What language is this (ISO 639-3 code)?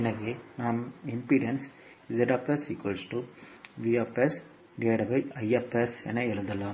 tam